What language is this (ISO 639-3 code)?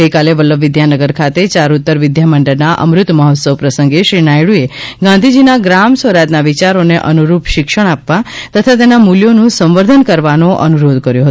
guj